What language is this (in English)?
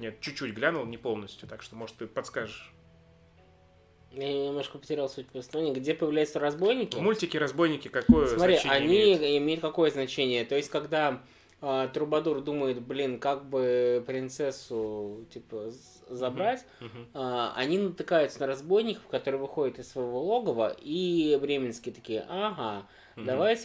Russian